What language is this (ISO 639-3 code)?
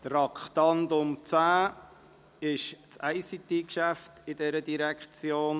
gsw